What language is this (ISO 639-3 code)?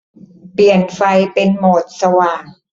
tha